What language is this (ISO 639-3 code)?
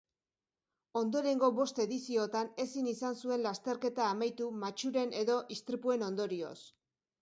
eus